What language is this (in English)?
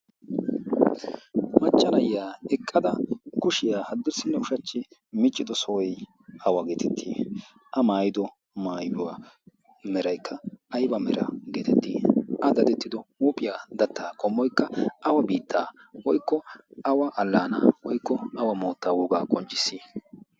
Wolaytta